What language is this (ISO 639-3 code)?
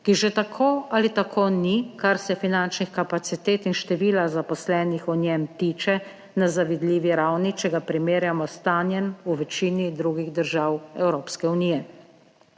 slv